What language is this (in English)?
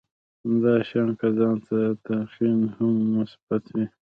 Pashto